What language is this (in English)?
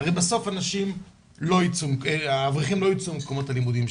Hebrew